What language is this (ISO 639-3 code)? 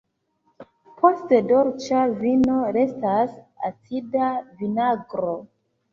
epo